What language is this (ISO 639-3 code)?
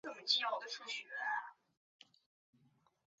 zho